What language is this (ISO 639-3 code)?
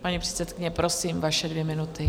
ces